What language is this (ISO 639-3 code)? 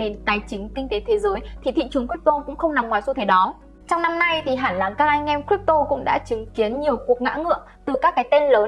vie